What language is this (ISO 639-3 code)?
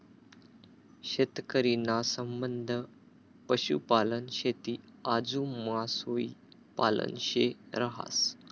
mar